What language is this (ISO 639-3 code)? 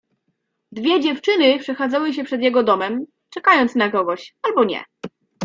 pol